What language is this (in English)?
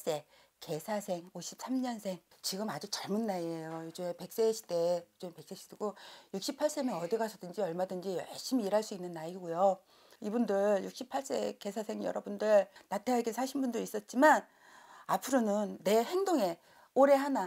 Korean